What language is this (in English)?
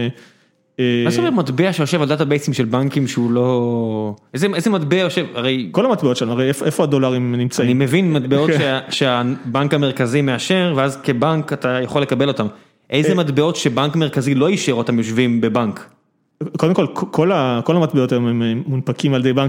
Hebrew